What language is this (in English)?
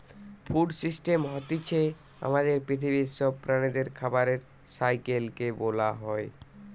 Bangla